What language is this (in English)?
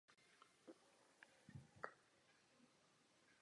Czech